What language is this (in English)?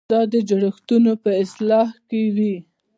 Pashto